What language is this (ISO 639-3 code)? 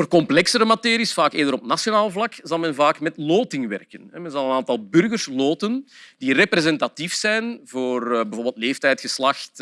nld